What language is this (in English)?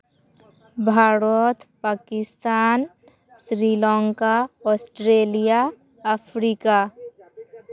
Santali